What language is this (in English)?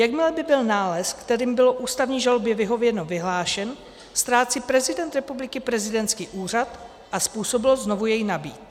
Czech